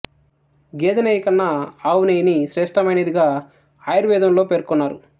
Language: Telugu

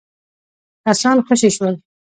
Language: Pashto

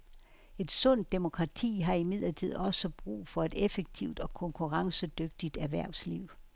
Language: Danish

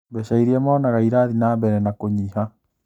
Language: Kikuyu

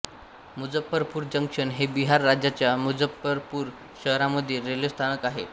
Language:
Marathi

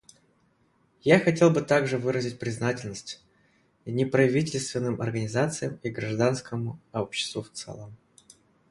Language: Russian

